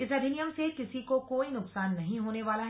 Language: Hindi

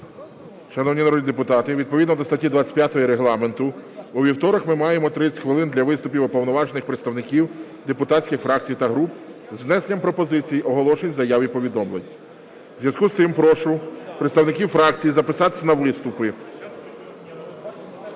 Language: Ukrainian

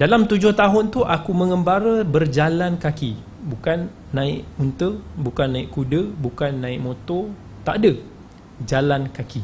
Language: Malay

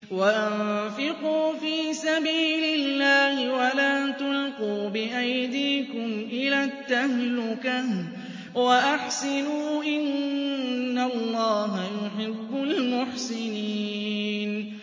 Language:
Arabic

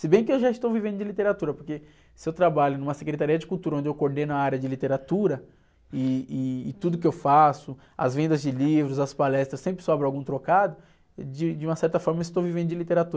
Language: Portuguese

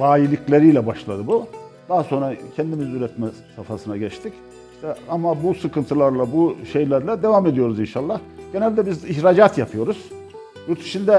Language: Turkish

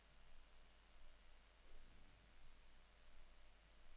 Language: Norwegian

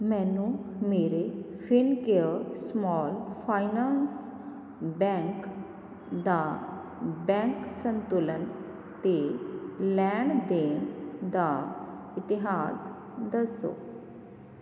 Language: Punjabi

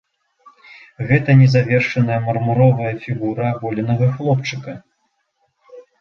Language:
Belarusian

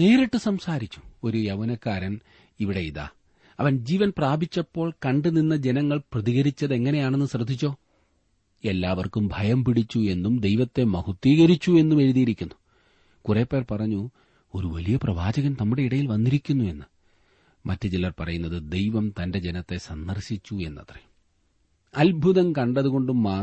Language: Malayalam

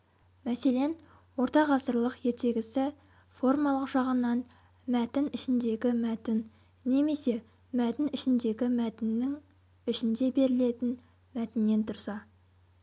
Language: Kazakh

